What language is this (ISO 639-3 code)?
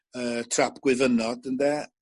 cym